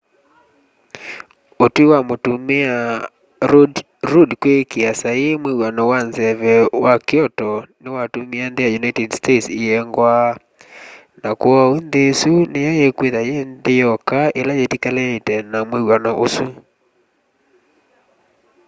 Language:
Kamba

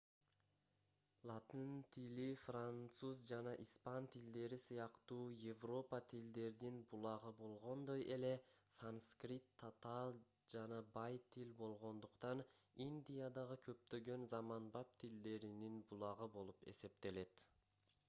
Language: Kyrgyz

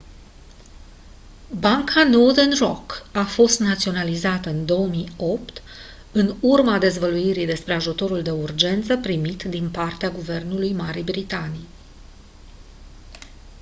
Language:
Romanian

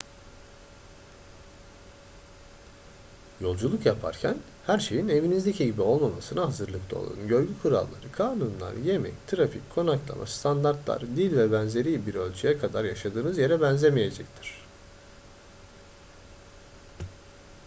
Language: Turkish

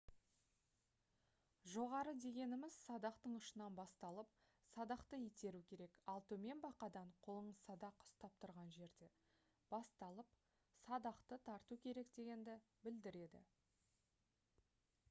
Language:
Kazakh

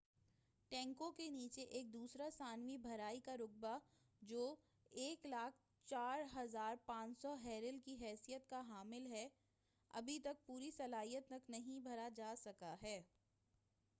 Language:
Urdu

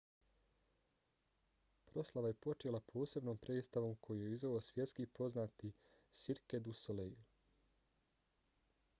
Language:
Bosnian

